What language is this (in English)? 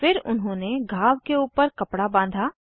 Hindi